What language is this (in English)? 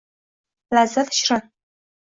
Uzbek